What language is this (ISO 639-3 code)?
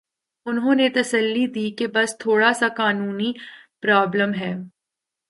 urd